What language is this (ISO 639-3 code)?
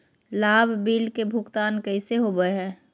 mag